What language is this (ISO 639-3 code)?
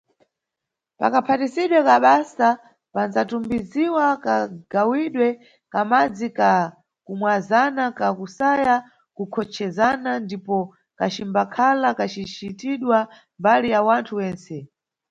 nyu